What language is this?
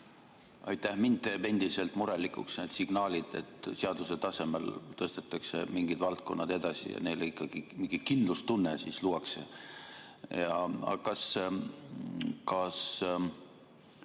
Estonian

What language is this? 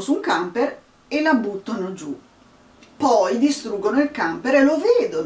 Italian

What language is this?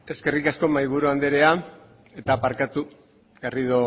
Basque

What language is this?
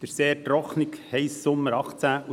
Swiss German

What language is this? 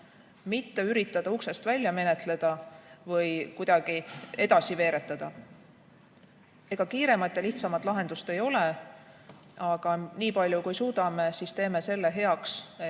Estonian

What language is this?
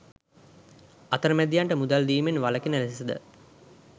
Sinhala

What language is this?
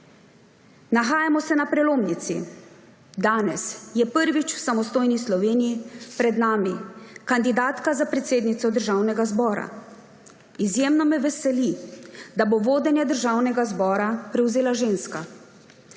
Slovenian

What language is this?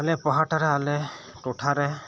Santali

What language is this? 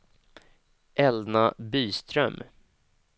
Swedish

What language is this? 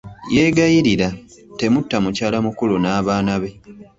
Ganda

